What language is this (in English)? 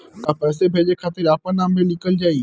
Bhojpuri